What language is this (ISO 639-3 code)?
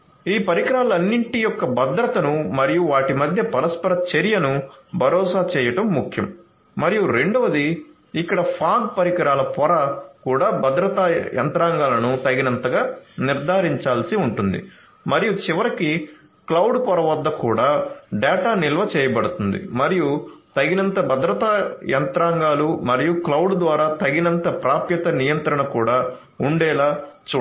tel